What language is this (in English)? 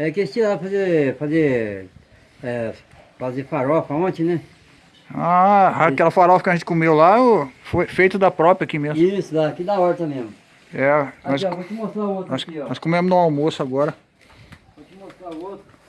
Portuguese